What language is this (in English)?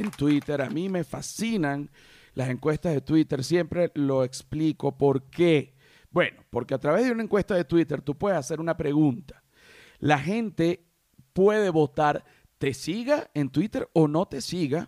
Spanish